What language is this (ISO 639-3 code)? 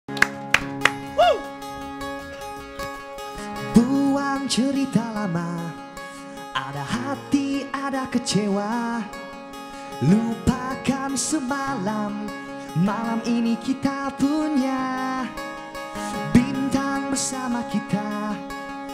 ind